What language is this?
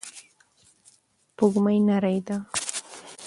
Pashto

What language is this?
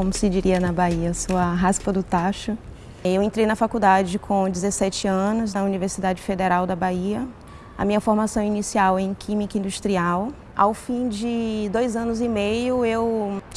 Portuguese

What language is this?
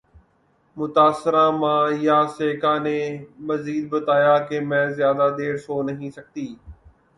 Urdu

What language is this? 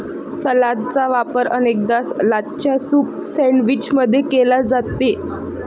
Marathi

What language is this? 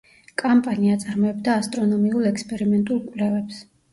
Georgian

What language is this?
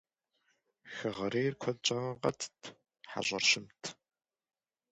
Kabardian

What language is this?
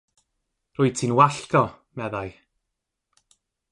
Welsh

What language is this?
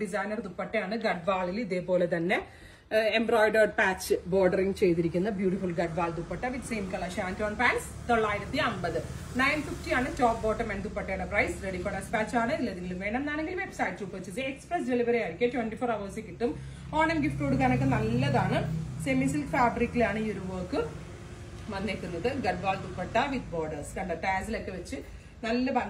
Malayalam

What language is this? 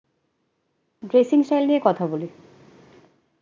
Bangla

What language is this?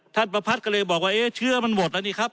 Thai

